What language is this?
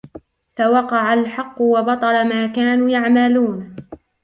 Arabic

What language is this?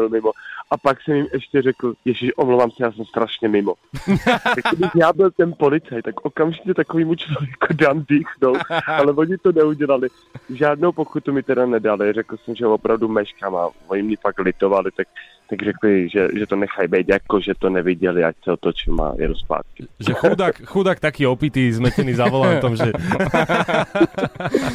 Slovak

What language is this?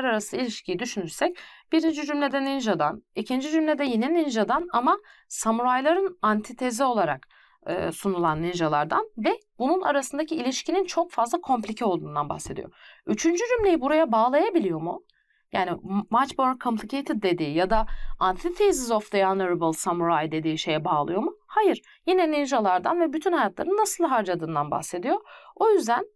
Turkish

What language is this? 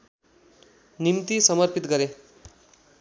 Nepali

